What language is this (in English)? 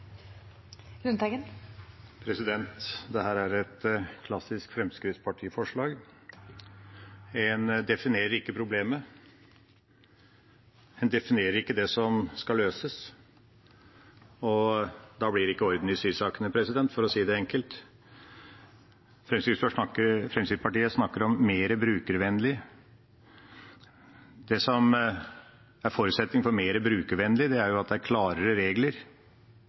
Norwegian Bokmål